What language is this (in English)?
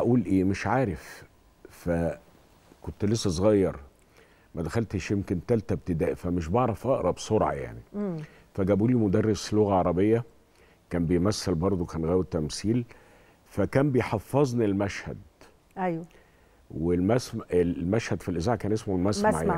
Arabic